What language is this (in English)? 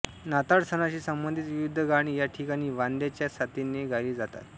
Marathi